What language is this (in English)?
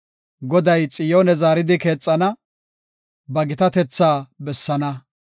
Gofa